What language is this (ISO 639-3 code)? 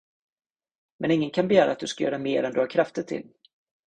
swe